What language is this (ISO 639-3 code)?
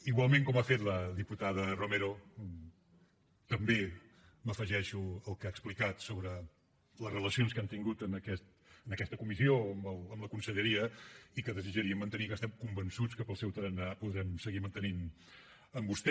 cat